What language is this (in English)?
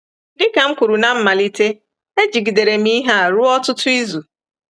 Igbo